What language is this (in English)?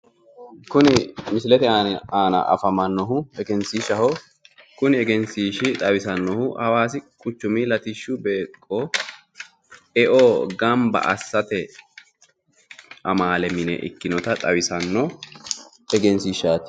Sidamo